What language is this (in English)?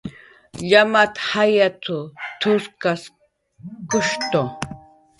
Jaqaru